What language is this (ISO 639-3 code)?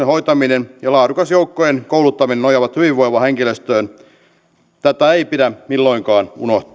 fin